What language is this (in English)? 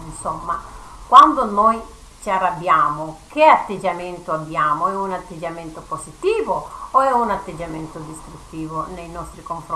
Italian